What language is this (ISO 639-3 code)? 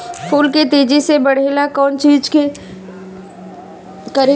bho